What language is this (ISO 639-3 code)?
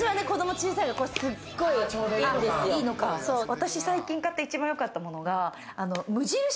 jpn